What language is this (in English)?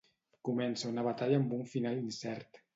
Catalan